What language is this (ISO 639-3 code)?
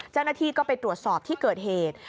tha